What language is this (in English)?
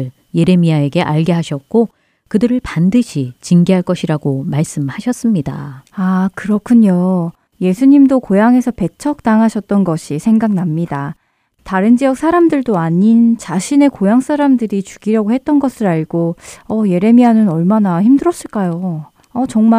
Korean